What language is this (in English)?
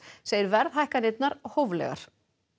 Icelandic